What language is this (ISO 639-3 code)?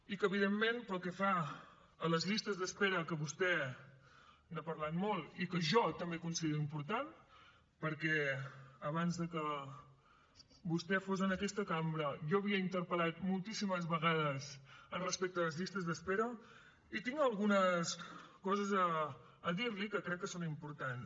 cat